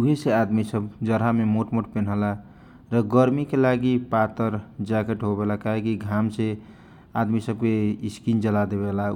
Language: Kochila Tharu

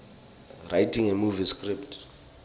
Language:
Swati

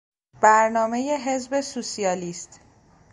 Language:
Persian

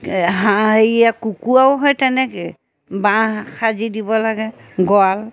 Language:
Assamese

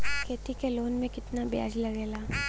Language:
Bhojpuri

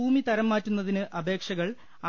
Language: Malayalam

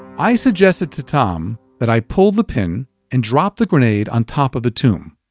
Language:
English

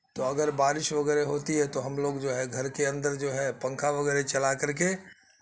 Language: Urdu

